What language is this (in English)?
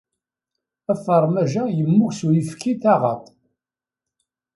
Kabyle